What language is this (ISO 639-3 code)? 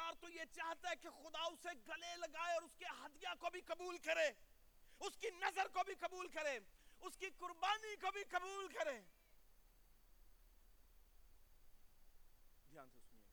urd